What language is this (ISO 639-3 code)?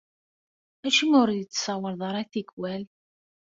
kab